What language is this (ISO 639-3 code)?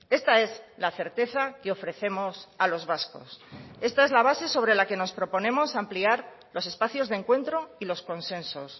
spa